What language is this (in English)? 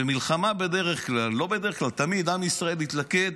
Hebrew